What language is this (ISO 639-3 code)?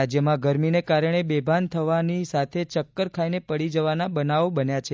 guj